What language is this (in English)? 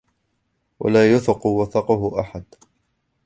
Arabic